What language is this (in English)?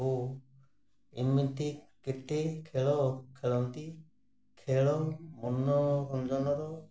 Odia